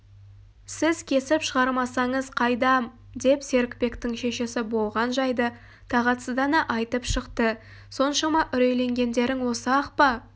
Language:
Kazakh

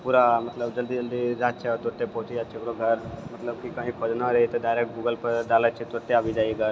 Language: Maithili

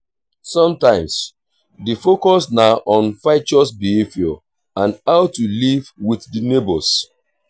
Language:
Nigerian Pidgin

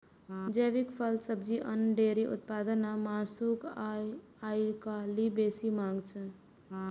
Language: Maithili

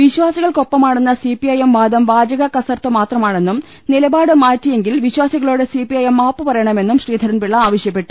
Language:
Malayalam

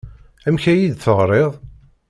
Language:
Kabyle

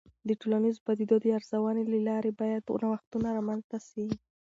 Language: Pashto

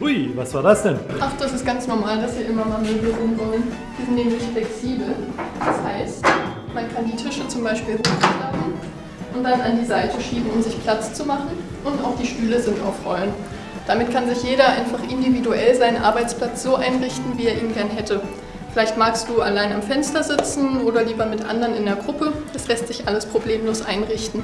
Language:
German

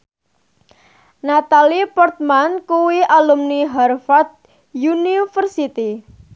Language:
Javanese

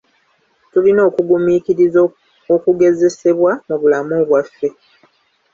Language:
Ganda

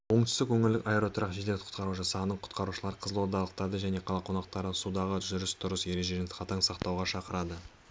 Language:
Kazakh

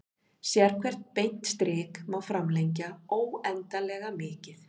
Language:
Icelandic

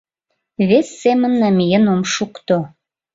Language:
Mari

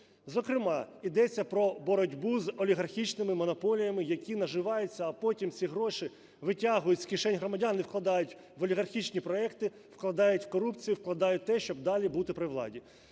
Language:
Ukrainian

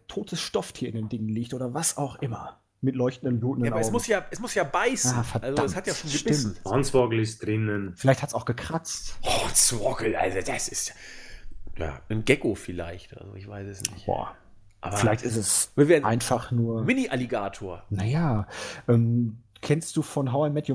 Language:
German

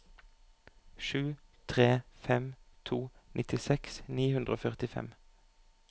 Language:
Norwegian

